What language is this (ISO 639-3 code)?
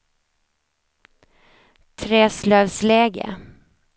swe